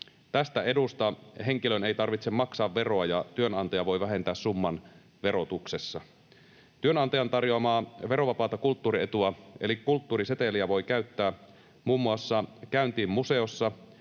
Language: Finnish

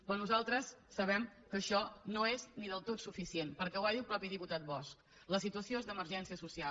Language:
Catalan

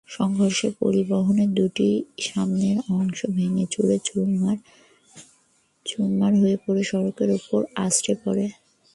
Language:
Bangla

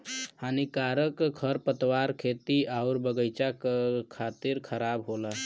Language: Bhojpuri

